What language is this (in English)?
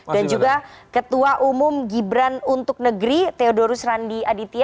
Indonesian